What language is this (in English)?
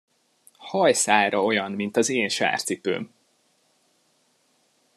Hungarian